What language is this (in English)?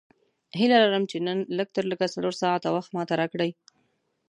Pashto